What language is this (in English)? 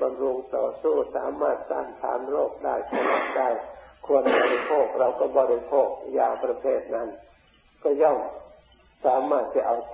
Thai